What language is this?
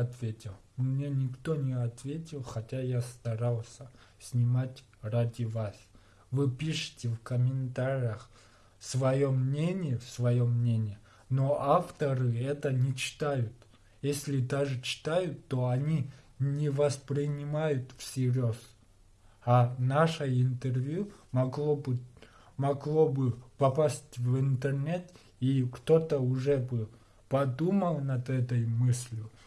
Russian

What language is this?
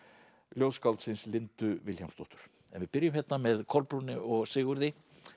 Icelandic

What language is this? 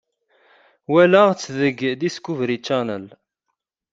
Kabyle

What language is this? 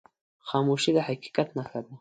Pashto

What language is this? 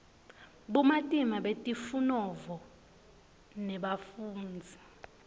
Swati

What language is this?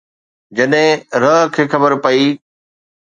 Sindhi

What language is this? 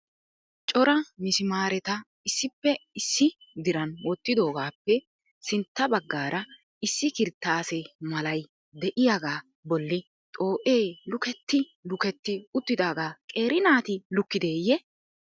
Wolaytta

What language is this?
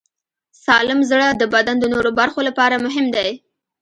Pashto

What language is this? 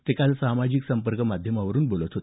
Marathi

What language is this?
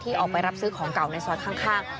Thai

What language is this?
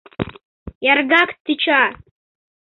Mari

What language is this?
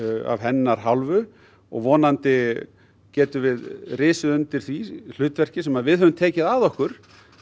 Icelandic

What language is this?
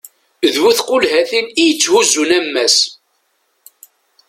Kabyle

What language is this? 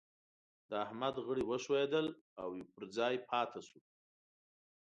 Pashto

